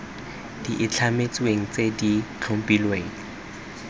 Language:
Tswana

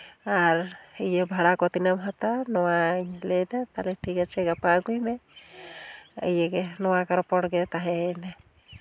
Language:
Santali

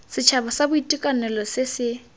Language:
Tswana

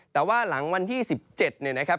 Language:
Thai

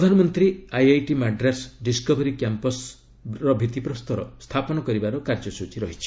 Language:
Odia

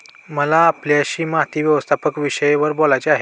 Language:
Marathi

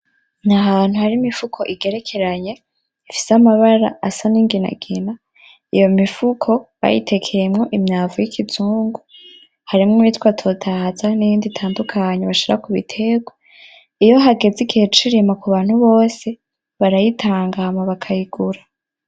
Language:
Rundi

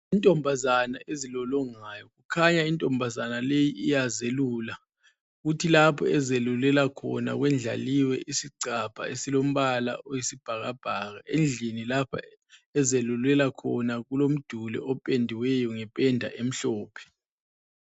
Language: North Ndebele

